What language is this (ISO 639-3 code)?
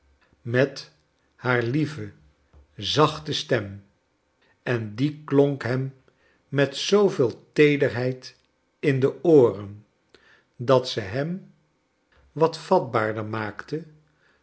nld